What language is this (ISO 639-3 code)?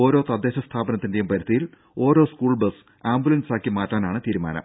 mal